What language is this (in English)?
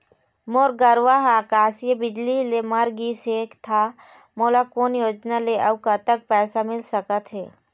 Chhattisgarhi